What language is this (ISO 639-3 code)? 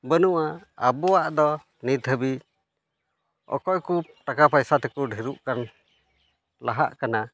sat